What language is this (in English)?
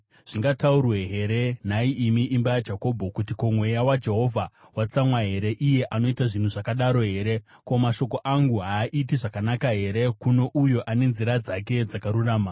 Shona